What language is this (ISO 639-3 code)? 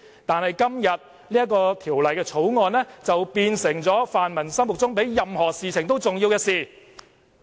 yue